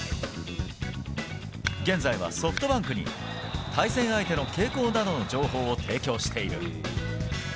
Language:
Japanese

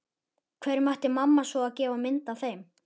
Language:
Icelandic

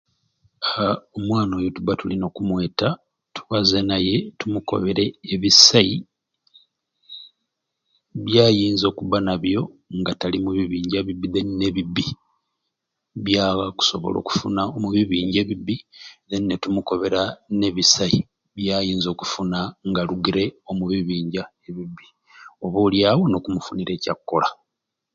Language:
Ruuli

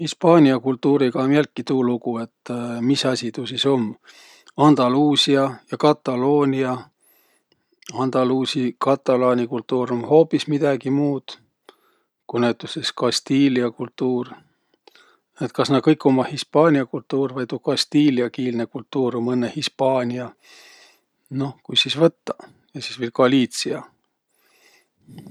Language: Võro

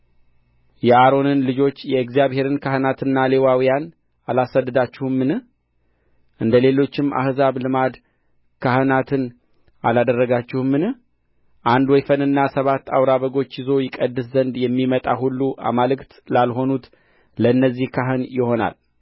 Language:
Amharic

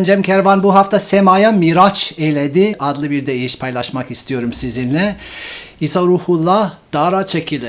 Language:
Turkish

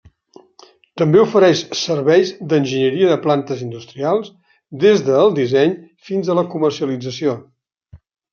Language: Catalan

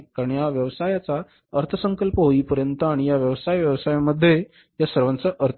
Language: Marathi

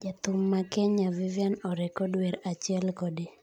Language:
Luo (Kenya and Tanzania)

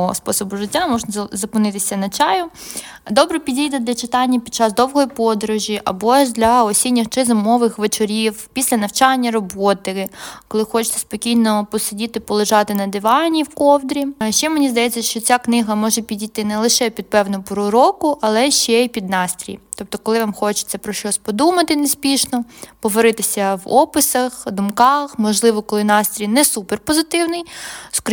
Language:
Ukrainian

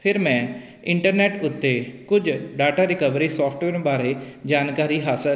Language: Punjabi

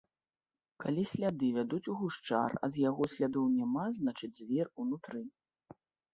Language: Belarusian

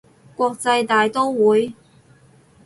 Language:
Cantonese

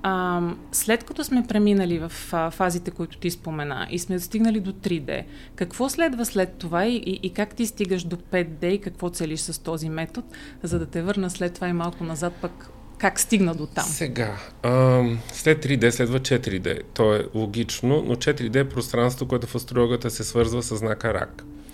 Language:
Bulgarian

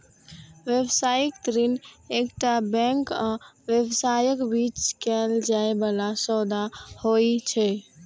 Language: Maithili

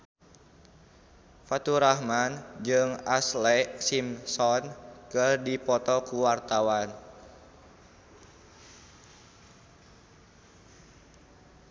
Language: Sundanese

